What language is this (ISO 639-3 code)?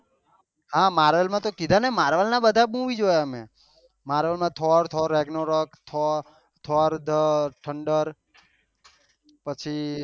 guj